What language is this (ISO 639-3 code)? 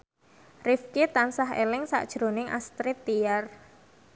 jav